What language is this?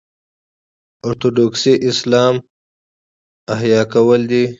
Pashto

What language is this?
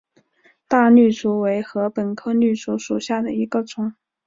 Chinese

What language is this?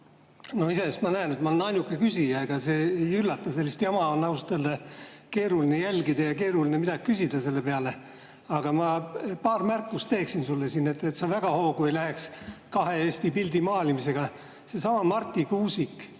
Estonian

